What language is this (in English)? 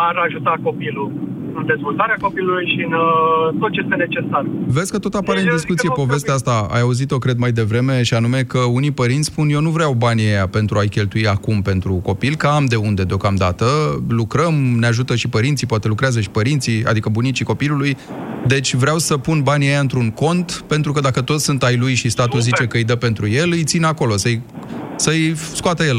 Romanian